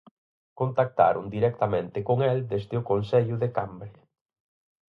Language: Galician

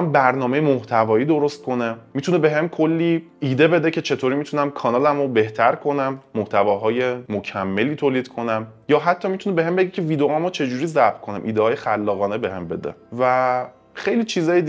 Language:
Persian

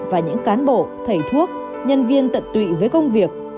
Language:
Vietnamese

